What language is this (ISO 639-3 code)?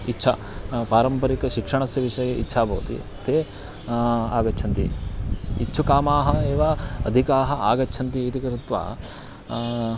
san